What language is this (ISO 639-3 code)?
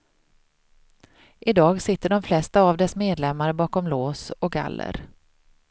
swe